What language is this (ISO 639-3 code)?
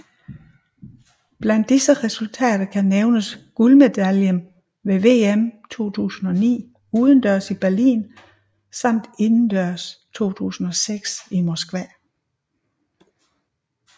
dan